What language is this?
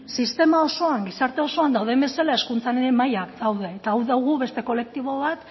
Basque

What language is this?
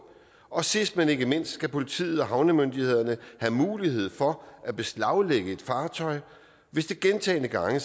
Danish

